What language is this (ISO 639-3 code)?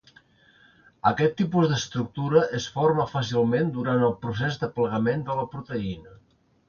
cat